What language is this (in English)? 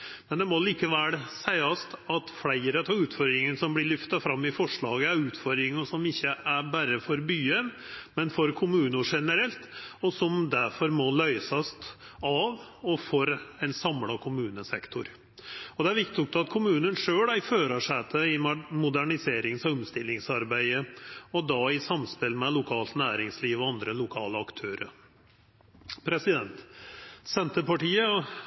Norwegian Nynorsk